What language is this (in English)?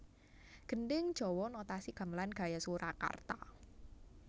Javanese